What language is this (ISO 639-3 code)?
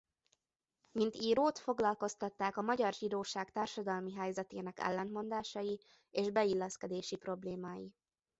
hun